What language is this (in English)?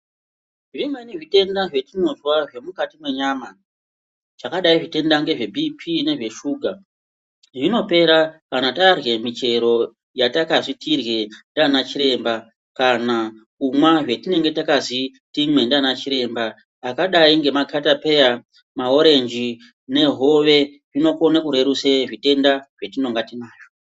Ndau